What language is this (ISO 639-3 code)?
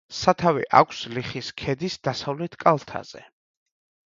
kat